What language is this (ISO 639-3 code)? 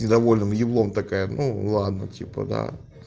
rus